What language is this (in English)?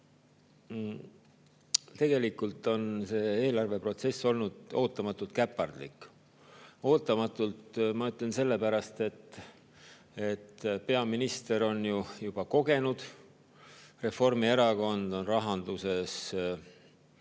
Estonian